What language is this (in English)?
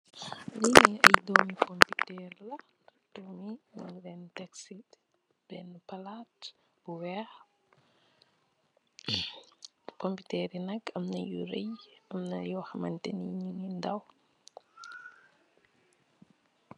Wolof